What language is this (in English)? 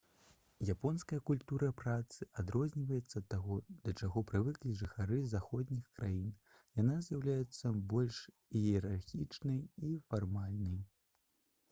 Belarusian